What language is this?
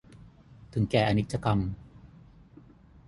Thai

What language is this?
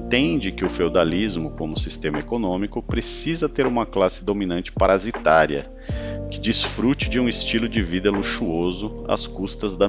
Portuguese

